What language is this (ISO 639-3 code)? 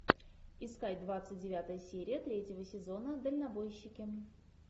rus